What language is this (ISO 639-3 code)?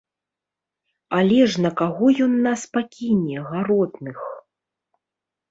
bel